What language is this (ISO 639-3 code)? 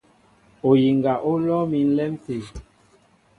mbo